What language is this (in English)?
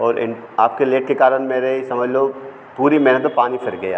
Hindi